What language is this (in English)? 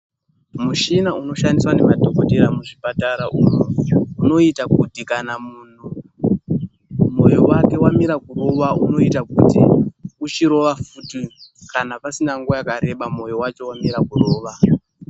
Ndau